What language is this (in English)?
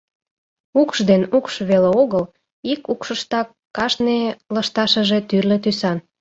Mari